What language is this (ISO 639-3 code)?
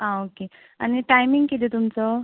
kok